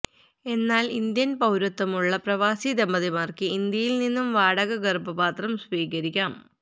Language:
Malayalam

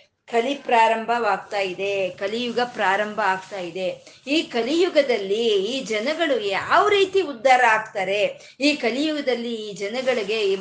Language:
Kannada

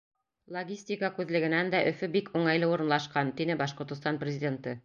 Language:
Bashkir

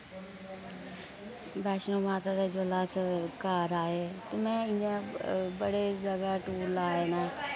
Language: Dogri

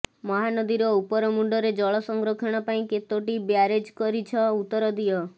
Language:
Odia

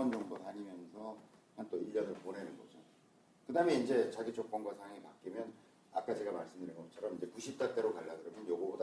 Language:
Korean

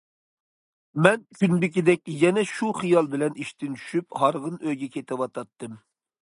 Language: Uyghur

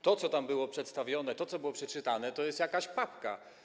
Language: Polish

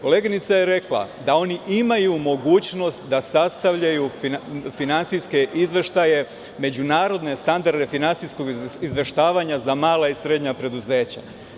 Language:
Serbian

